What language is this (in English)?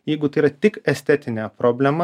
Lithuanian